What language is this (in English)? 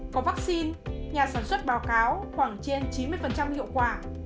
Vietnamese